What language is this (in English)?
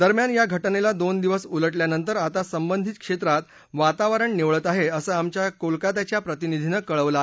Marathi